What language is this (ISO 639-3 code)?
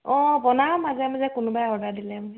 asm